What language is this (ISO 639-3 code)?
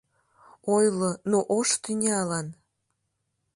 chm